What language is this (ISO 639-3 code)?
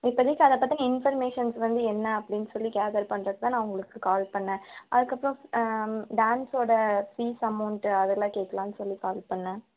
tam